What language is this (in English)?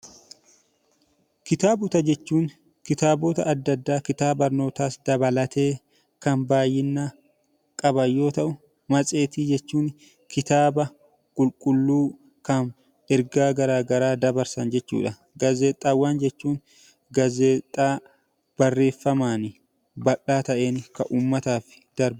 Oromo